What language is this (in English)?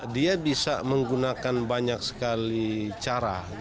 Indonesian